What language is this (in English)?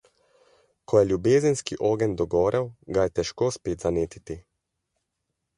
Slovenian